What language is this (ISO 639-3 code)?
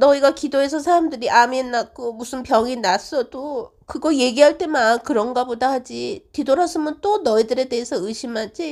kor